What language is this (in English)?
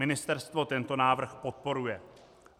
Czech